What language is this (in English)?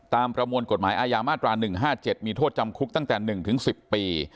Thai